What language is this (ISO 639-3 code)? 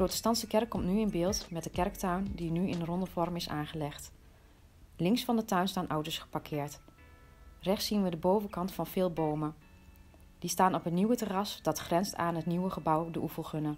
nld